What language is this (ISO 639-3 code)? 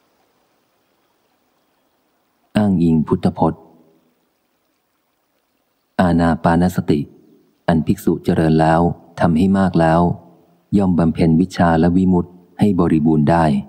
tha